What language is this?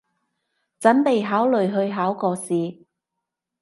Cantonese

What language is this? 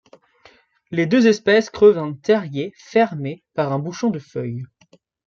French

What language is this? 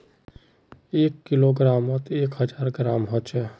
Magahi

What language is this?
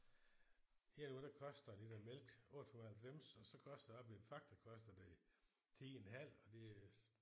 Danish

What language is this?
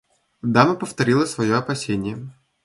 Russian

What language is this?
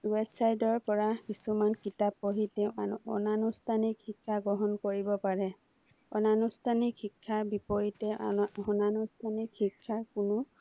Assamese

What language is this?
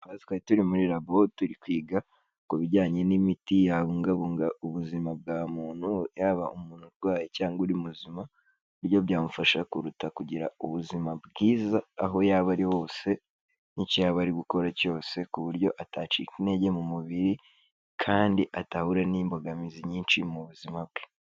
Kinyarwanda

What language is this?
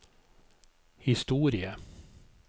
Norwegian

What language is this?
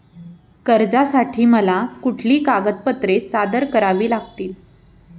Marathi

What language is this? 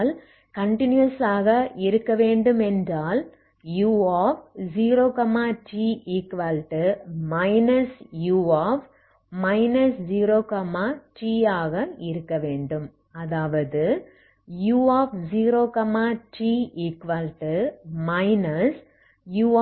Tamil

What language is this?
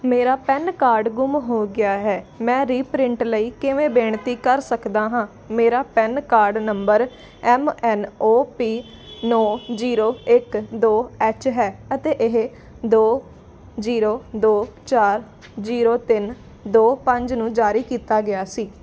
Punjabi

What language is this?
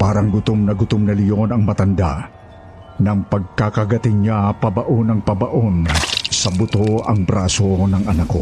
Filipino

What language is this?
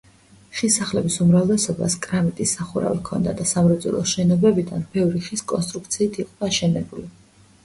Georgian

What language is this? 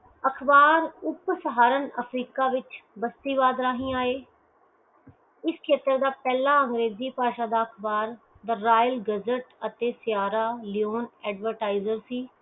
Punjabi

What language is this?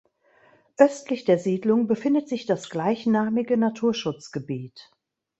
German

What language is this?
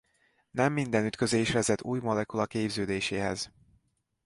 Hungarian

